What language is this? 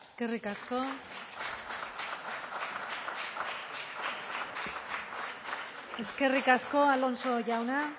Basque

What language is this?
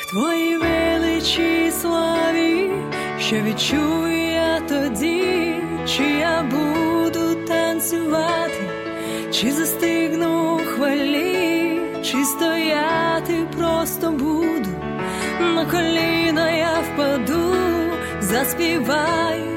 Ukrainian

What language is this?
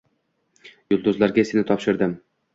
Uzbek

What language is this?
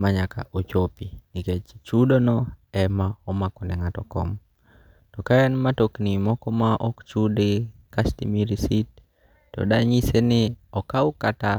Luo (Kenya and Tanzania)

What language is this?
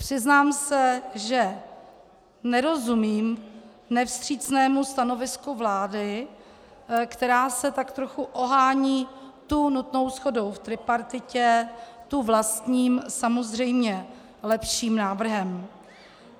Czech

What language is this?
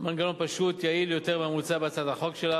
Hebrew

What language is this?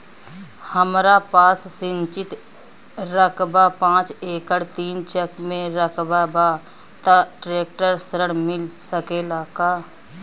Bhojpuri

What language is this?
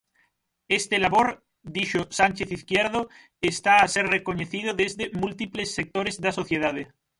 Galician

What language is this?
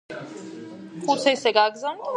Georgian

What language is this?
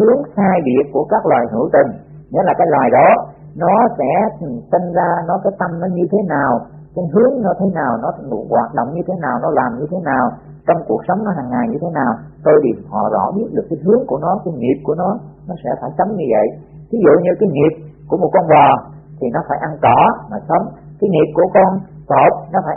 Vietnamese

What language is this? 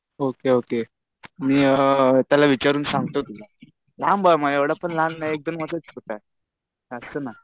Marathi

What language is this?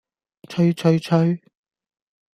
Cantonese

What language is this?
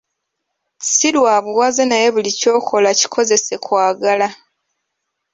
Ganda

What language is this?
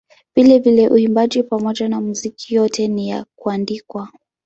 Swahili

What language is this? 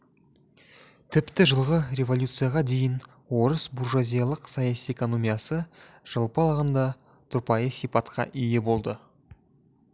Kazakh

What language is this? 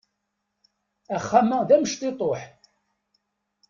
Kabyle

